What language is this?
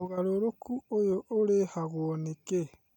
Kikuyu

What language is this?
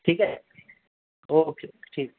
Urdu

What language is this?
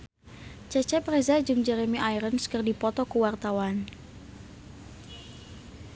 Sundanese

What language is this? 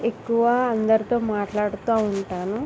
Telugu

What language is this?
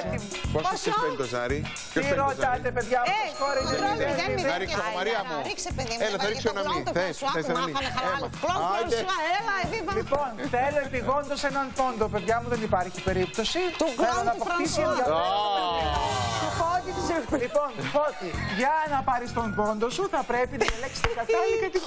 Greek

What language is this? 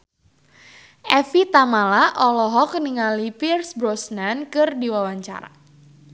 Sundanese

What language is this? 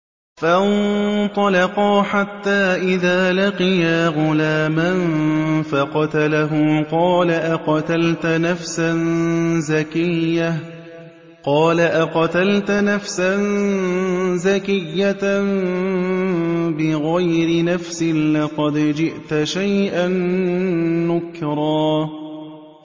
Arabic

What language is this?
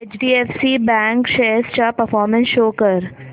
Marathi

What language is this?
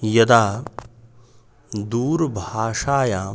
Sanskrit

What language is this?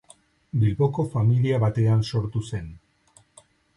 Basque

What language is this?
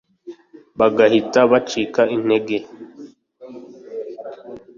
Kinyarwanda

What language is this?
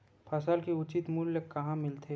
Chhattisgarhi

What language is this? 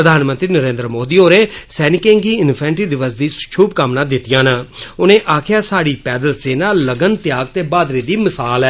Dogri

